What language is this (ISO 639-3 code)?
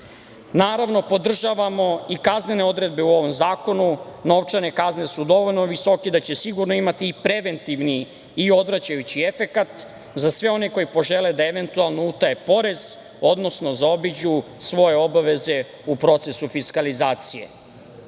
srp